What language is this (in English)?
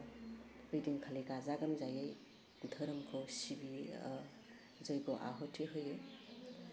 Bodo